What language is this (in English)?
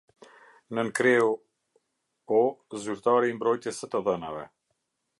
Albanian